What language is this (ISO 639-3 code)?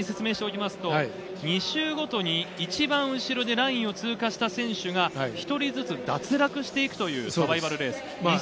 jpn